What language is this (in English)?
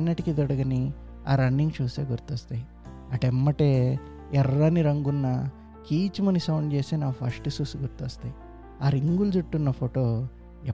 Telugu